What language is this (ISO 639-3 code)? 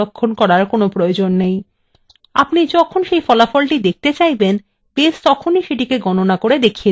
ben